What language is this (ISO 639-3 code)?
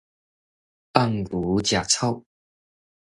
nan